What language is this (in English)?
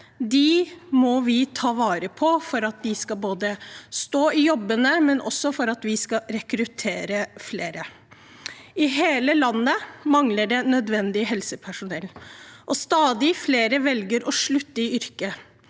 Norwegian